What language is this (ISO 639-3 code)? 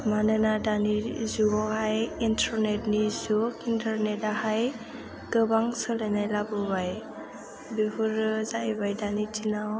brx